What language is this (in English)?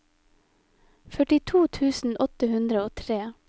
Norwegian